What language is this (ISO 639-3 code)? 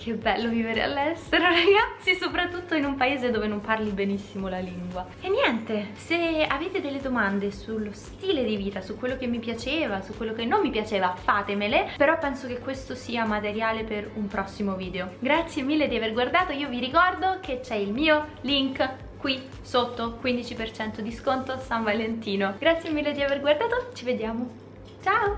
ita